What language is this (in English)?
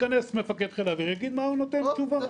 Hebrew